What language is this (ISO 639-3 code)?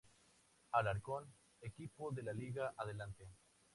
spa